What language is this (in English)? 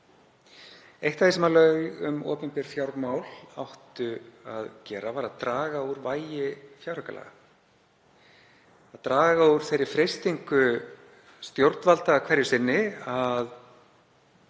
Icelandic